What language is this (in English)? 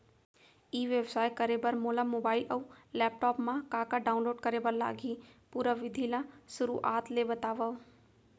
Chhattisgarhi